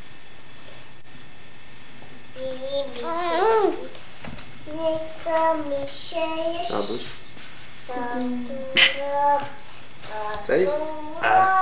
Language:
Polish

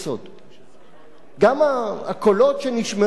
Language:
Hebrew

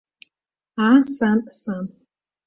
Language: Abkhazian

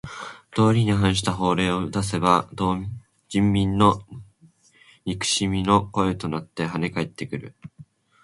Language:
Japanese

